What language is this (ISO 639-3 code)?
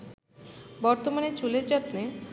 ben